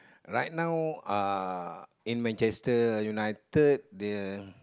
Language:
English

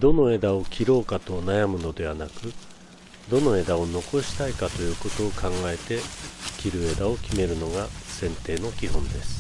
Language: Japanese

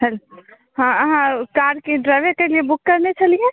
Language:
Maithili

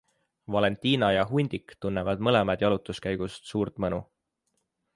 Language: Estonian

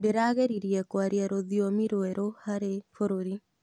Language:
Kikuyu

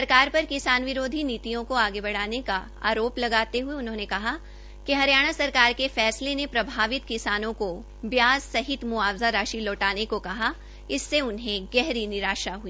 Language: Hindi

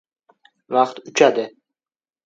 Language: Uzbek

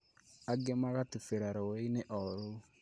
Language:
Kikuyu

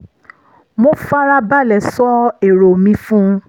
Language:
Yoruba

